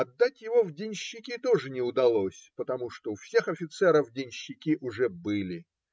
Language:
Russian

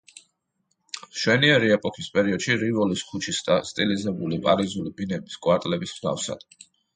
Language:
Georgian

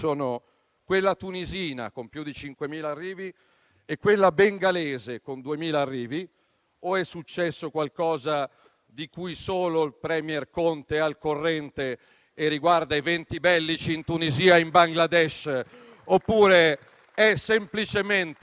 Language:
Italian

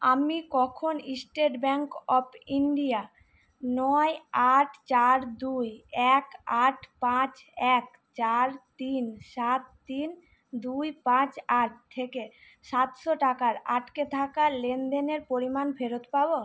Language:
Bangla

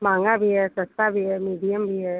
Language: Hindi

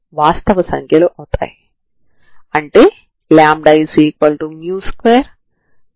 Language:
Telugu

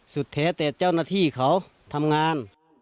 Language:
Thai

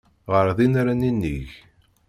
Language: Kabyle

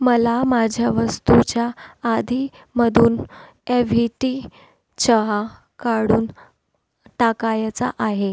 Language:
Marathi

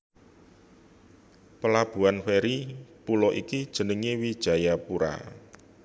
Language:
Javanese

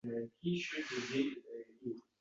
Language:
Uzbek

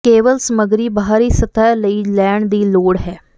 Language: Punjabi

